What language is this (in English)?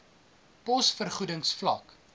Afrikaans